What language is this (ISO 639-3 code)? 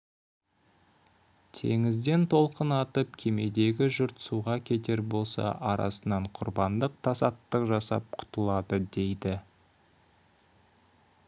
kaz